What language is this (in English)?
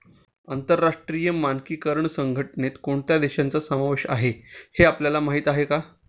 Marathi